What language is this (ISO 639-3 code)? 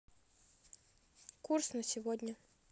rus